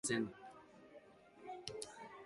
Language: Basque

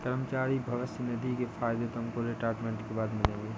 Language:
Hindi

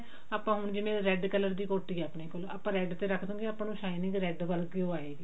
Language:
Punjabi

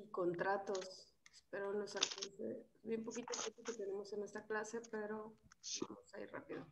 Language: Spanish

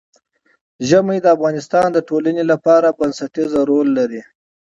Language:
Pashto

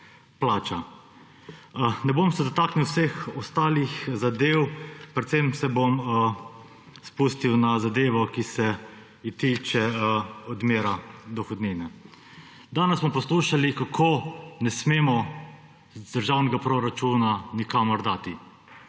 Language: Slovenian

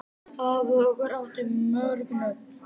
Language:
Icelandic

